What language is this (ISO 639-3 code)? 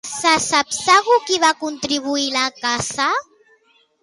cat